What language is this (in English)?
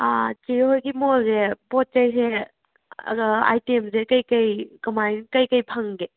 Manipuri